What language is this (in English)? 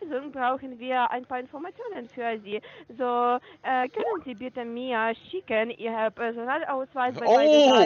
German